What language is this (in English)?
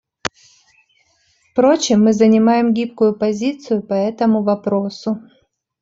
Russian